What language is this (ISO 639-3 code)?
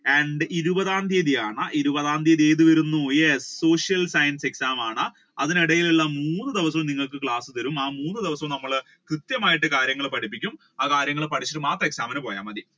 mal